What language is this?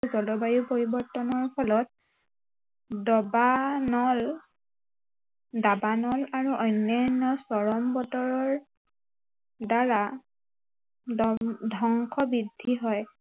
Assamese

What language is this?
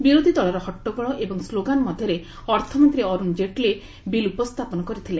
Odia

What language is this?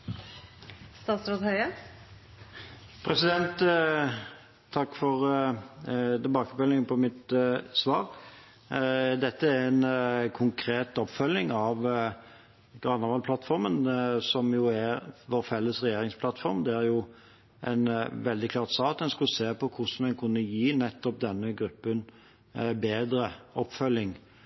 Norwegian Bokmål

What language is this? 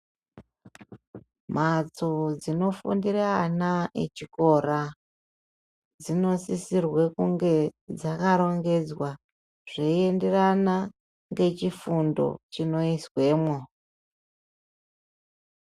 Ndau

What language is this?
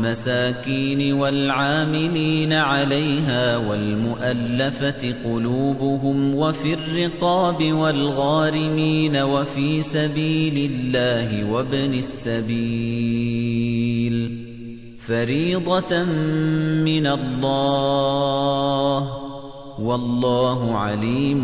Arabic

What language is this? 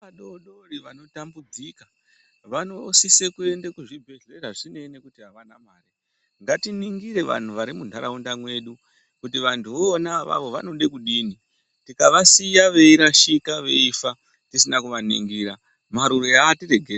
Ndau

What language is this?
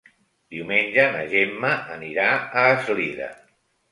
Catalan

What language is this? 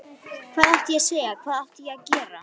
Icelandic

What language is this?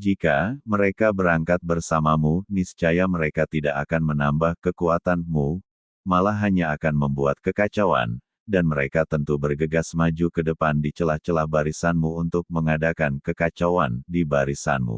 Indonesian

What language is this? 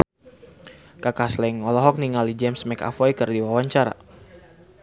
Sundanese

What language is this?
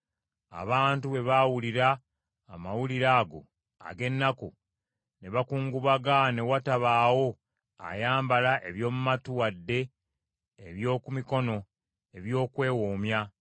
Ganda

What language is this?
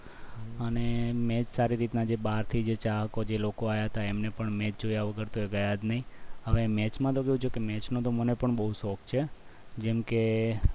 Gujarati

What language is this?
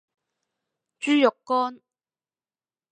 Cantonese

